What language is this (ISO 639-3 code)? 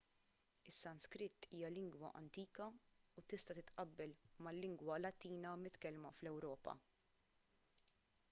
mlt